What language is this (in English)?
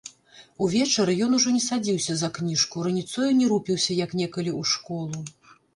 Belarusian